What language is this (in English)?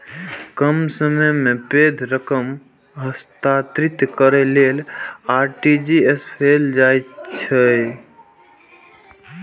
Maithili